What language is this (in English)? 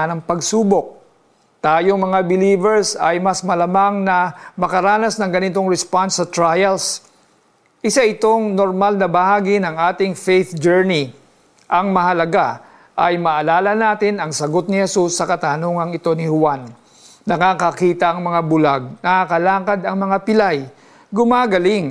Filipino